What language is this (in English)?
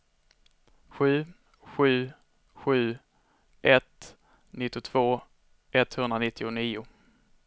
Swedish